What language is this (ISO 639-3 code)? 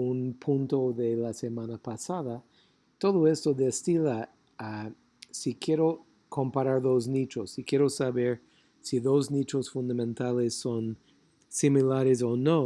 spa